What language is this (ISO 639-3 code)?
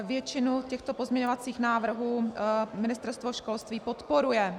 ces